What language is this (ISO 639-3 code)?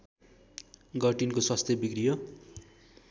nep